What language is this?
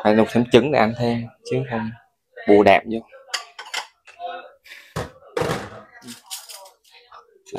Vietnamese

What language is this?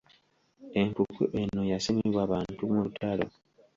Ganda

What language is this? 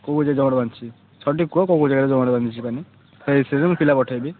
Odia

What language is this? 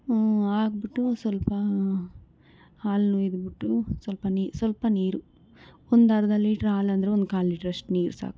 Kannada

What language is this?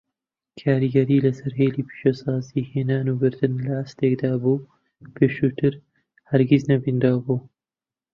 Central Kurdish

